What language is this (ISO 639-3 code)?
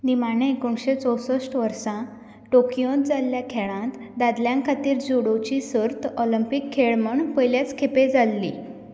kok